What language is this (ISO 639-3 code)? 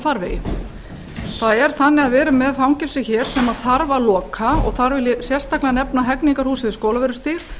isl